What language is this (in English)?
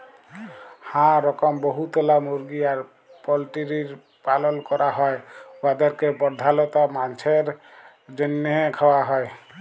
Bangla